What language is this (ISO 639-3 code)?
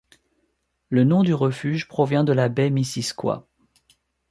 fra